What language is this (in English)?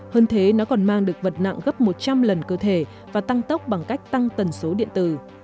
Vietnamese